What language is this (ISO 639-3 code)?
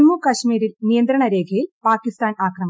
mal